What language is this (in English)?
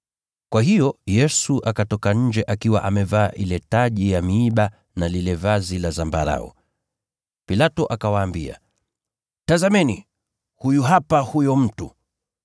Swahili